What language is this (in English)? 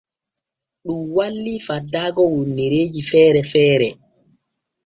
Borgu Fulfulde